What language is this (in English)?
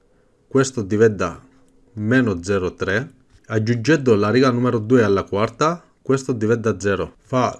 Italian